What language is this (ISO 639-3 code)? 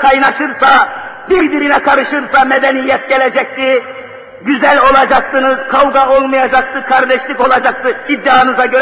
tur